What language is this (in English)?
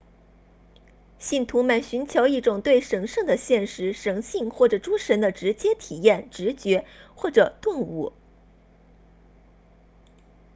Chinese